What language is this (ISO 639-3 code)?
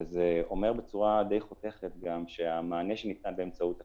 heb